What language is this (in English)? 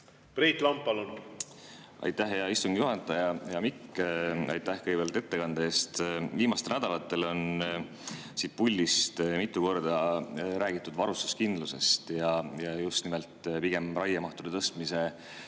Estonian